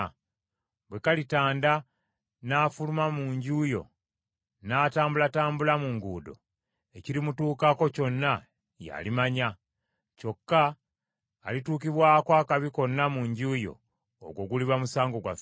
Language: Ganda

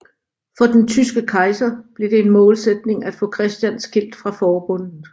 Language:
Danish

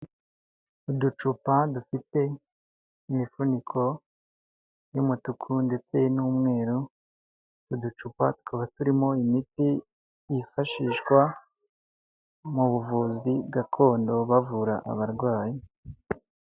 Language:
Kinyarwanda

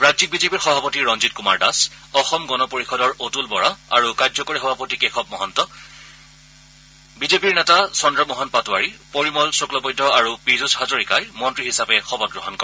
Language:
Assamese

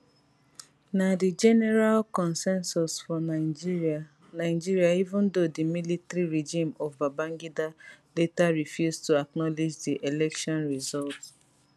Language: Nigerian Pidgin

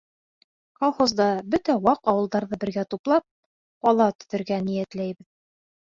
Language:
Bashkir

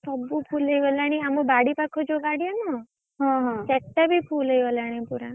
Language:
Odia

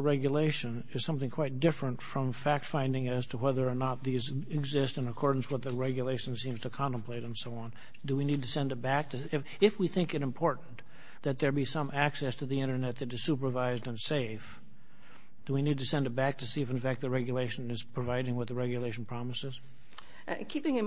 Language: English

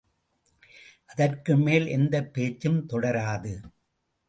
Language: Tamil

